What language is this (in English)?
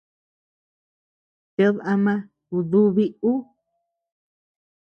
Tepeuxila Cuicatec